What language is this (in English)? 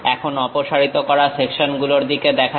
Bangla